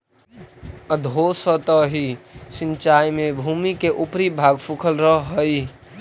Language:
Magahi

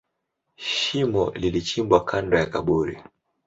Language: Swahili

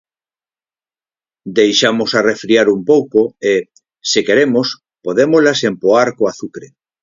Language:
Galician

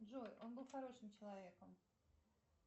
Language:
Russian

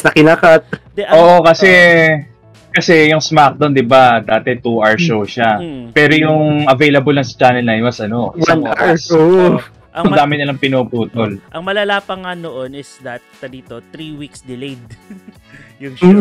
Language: Filipino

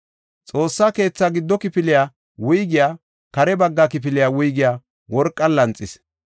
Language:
Gofa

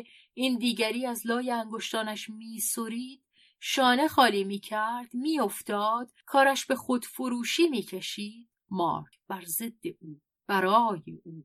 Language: Persian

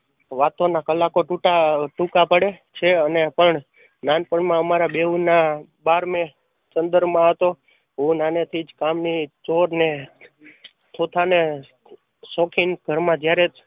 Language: Gujarati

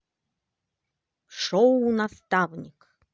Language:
Russian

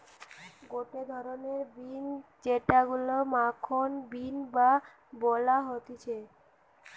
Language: Bangla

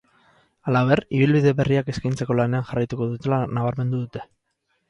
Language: Basque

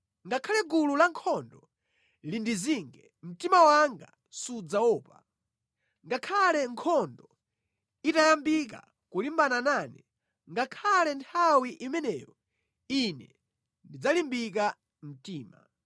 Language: Nyanja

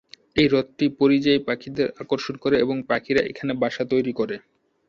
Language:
Bangla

